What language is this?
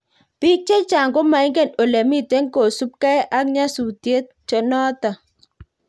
Kalenjin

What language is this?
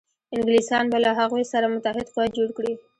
Pashto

